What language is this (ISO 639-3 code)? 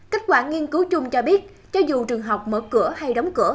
vie